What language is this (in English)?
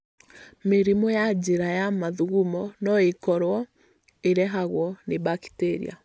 Kikuyu